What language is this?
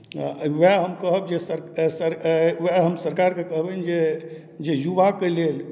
Maithili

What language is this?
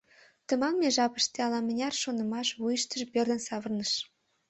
Mari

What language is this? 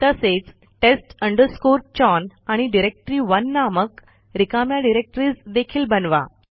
Marathi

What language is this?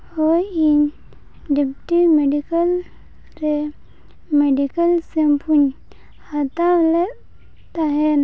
Santali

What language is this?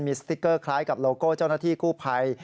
Thai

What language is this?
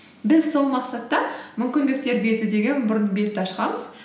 Kazakh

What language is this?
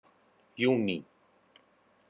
Icelandic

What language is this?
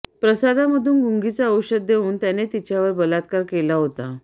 Marathi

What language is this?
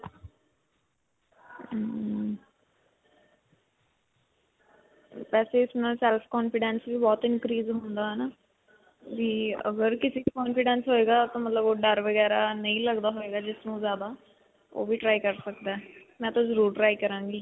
Punjabi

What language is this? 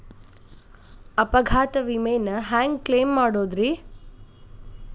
Kannada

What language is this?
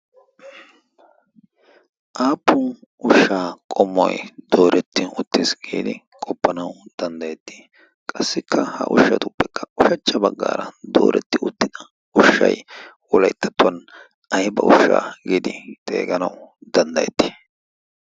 Wolaytta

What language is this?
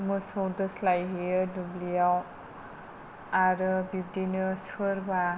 Bodo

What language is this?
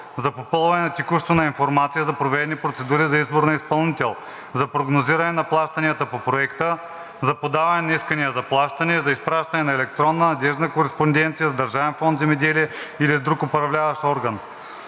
Bulgarian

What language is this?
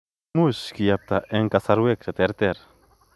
Kalenjin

